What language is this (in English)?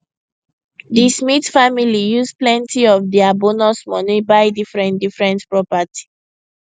Nigerian Pidgin